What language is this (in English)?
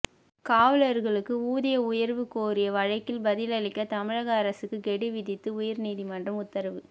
Tamil